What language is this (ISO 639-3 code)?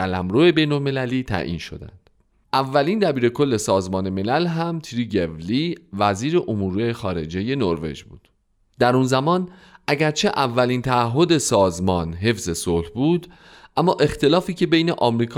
fas